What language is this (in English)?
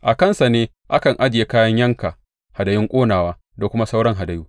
Hausa